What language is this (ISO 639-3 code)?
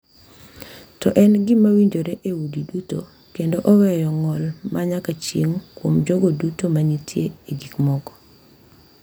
luo